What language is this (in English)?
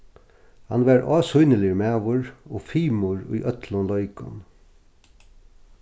Faroese